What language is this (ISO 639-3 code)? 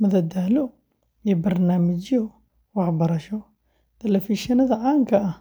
som